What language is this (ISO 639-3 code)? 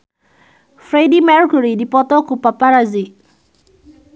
sun